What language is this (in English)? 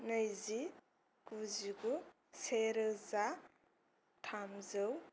Bodo